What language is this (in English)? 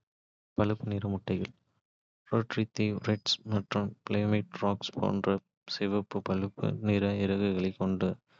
Kota (India)